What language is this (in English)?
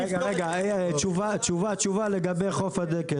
Hebrew